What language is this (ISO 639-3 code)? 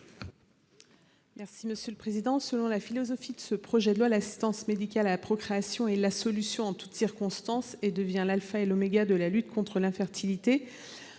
fra